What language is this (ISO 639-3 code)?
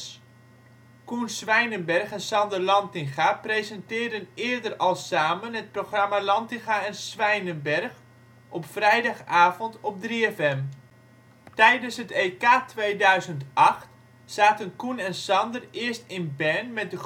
nld